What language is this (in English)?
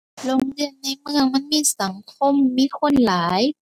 Thai